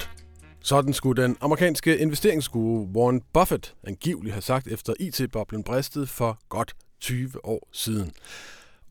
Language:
Danish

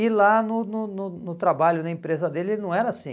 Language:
Portuguese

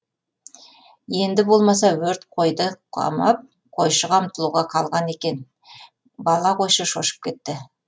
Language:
Kazakh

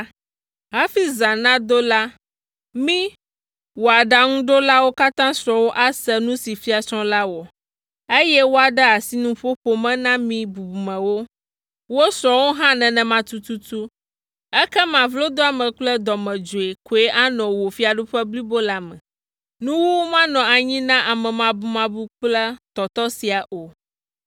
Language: Ewe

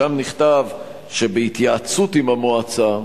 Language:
Hebrew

